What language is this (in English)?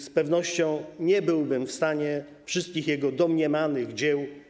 Polish